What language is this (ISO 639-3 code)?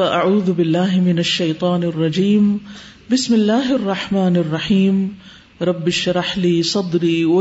urd